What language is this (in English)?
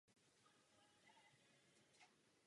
Czech